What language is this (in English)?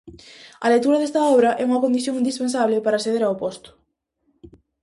Galician